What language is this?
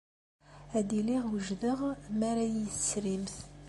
Kabyle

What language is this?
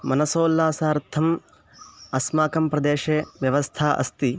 Sanskrit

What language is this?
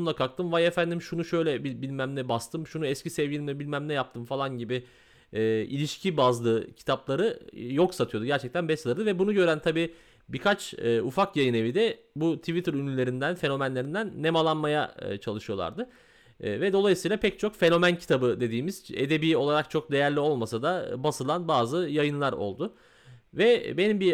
Turkish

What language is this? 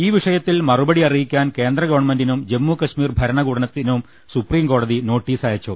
Malayalam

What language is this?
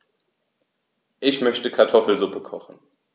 German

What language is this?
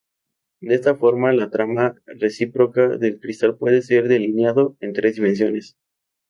Spanish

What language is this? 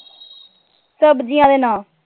Punjabi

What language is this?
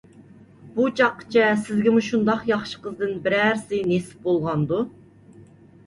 Uyghur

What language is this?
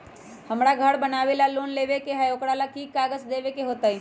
Magahi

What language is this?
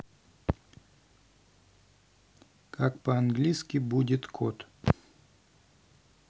Russian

